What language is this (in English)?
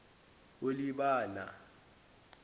Zulu